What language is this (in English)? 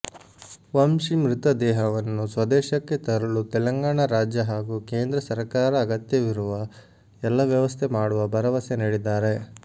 Kannada